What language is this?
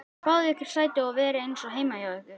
Icelandic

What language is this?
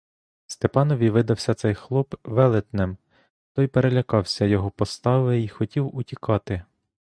Ukrainian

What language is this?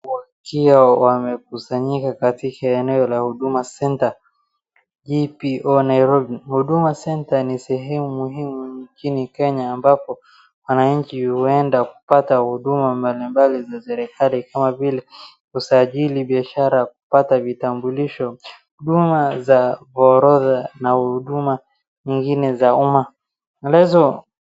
Swahili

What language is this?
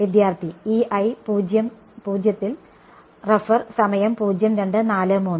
Malayalam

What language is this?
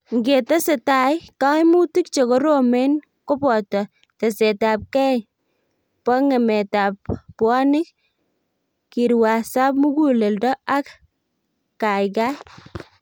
Kalenjin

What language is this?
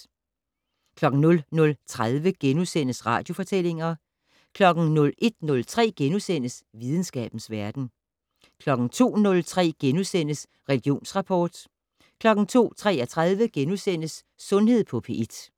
Danish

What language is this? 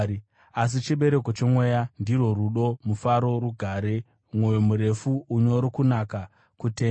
Shona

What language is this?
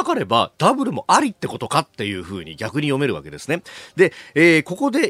Japanese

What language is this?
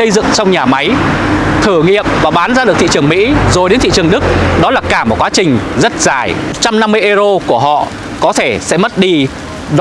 Vietnamese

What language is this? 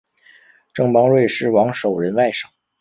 Chinese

